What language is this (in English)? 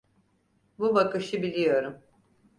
Turkish